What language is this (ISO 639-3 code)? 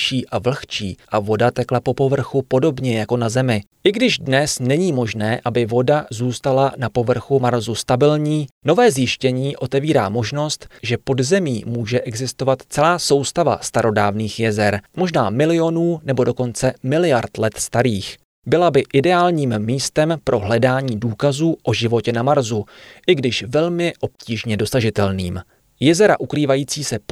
ces